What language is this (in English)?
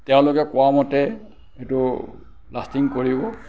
Assamese